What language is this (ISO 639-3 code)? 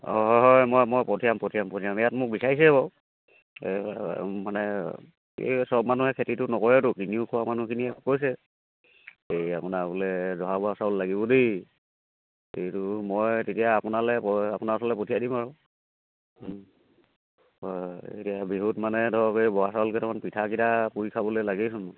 asm